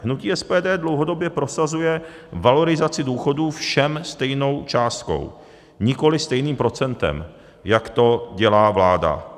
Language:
Czech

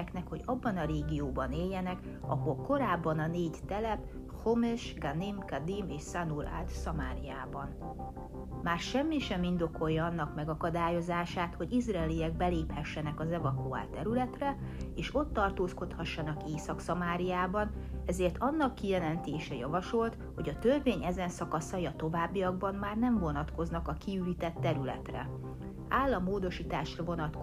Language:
Hungarian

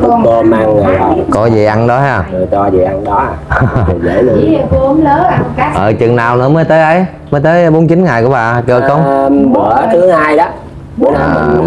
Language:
Vietnamese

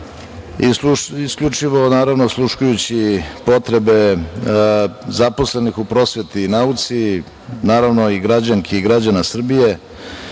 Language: Serbian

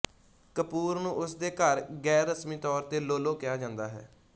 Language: Punjabi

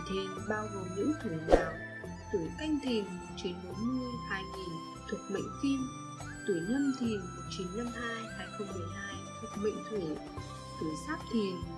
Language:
Vietnamese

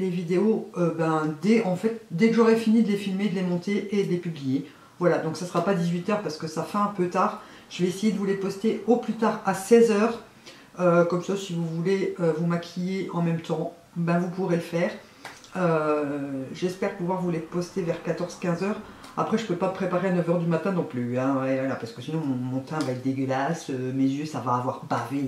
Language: French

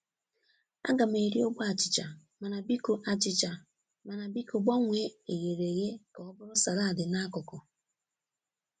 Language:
Igbo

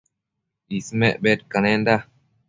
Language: Matsés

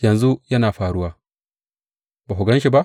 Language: Hausa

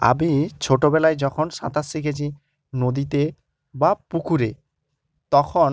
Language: Bangla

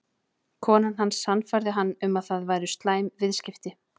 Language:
Icelandic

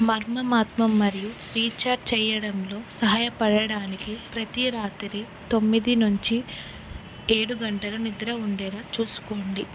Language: Telugu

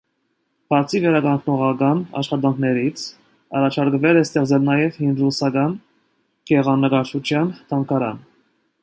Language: Armenian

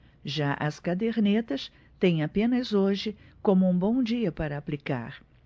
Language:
Portuguese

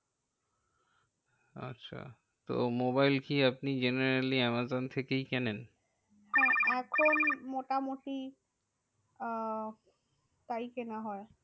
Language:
Bangla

